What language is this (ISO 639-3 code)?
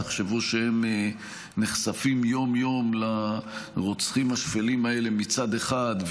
heb